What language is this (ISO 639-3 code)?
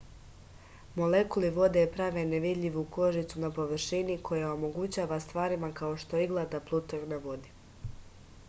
srp